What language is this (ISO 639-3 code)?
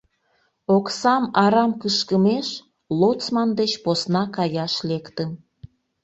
chm